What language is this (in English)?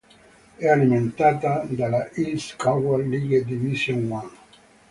Italian